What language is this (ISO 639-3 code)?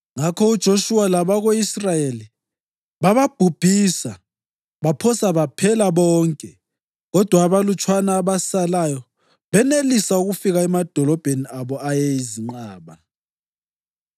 nde